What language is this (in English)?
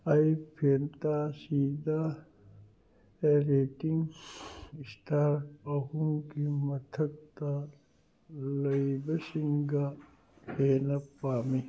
Manipuri